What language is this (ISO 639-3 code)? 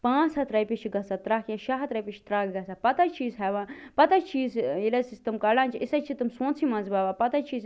kas